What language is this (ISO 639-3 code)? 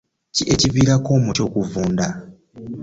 lug